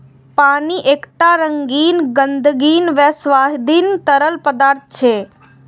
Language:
Maithili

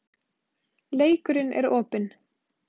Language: Icelandic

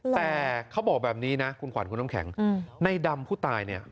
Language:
Thai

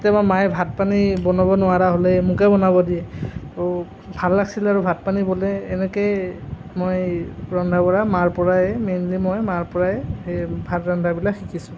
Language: Assamese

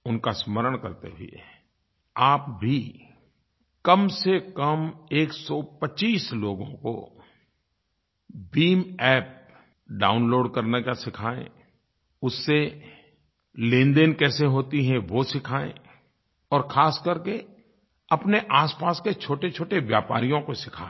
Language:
Hindi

